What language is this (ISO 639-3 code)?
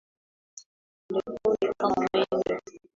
swa